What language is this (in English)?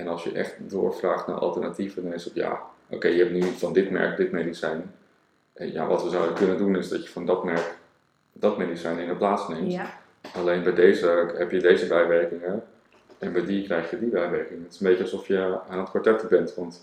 Dutch